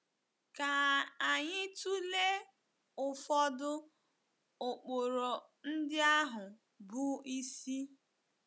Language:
Igbo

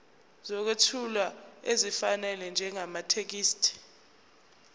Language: Zulu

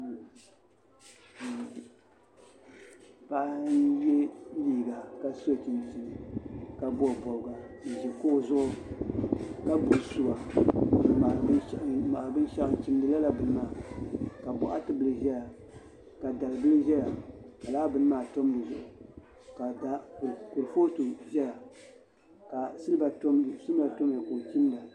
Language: Dagbani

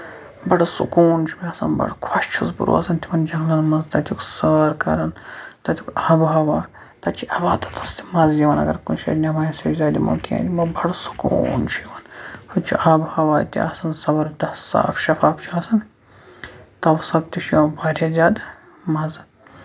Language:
Kashmiri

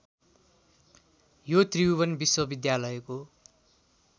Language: Nepali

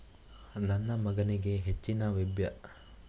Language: Kannada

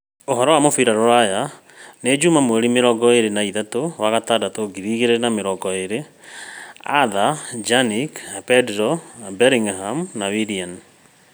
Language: Kikuyu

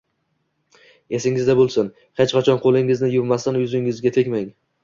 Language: Uzbek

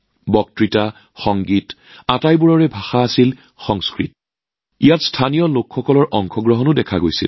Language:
Assamese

